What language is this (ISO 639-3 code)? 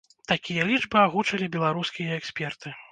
bel